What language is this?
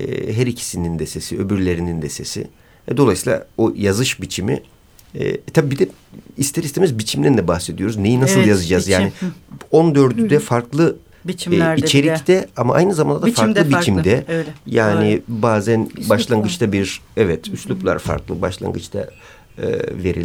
Turkish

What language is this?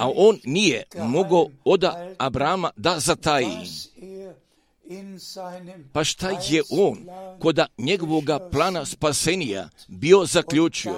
Croatian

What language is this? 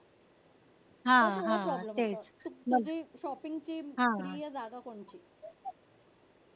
Marathi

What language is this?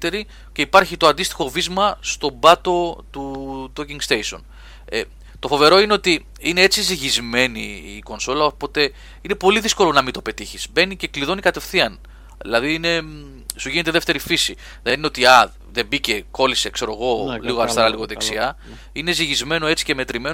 Greek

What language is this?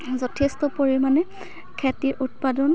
Assamese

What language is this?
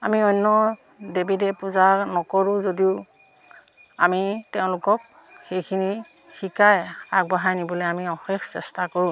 Assamese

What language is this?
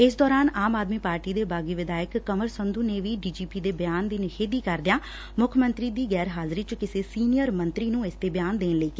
Punjabi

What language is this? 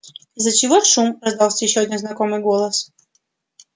Russian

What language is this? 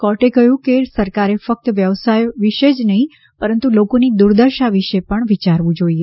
Gujarati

